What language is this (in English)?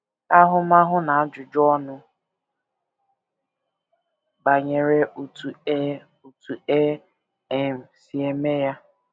Igbo